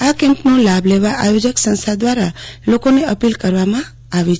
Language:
Gujarati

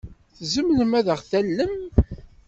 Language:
Kabyle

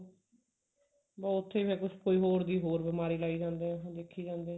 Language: Punjabi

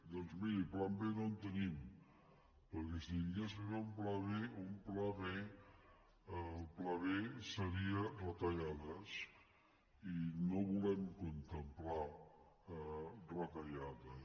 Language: Catalan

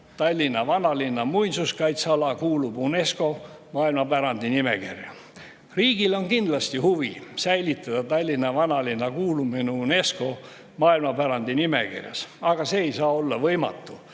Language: Estonian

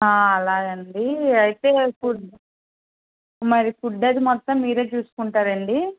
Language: Telugu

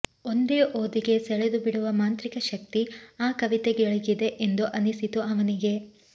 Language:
Kannada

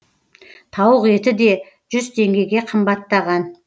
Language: Kazakh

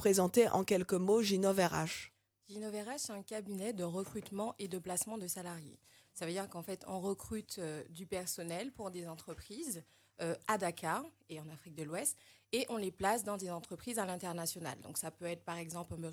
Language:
French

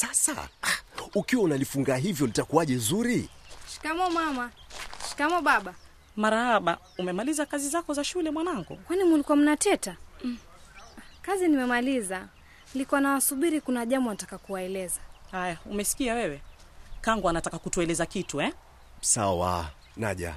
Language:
Swahili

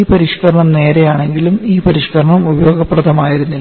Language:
Malayalam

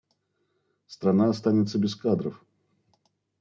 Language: Russian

